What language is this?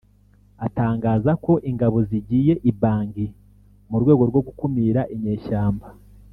Kinyarwanda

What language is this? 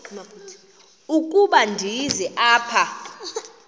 Xhosa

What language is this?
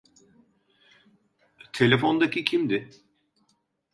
Turkish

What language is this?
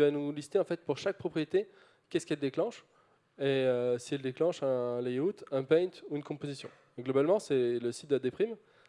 French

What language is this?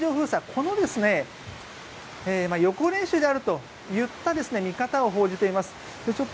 Japanese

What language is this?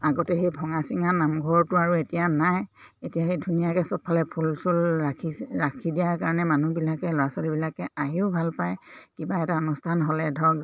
Assamese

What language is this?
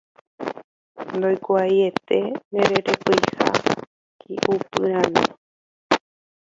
Guarani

